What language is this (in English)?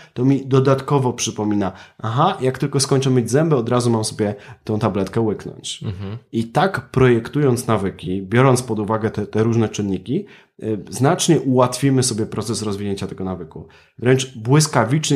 Polish